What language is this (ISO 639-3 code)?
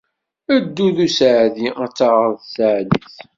kab